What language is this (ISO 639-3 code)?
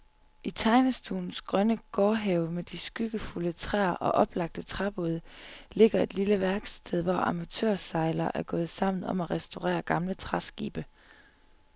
dan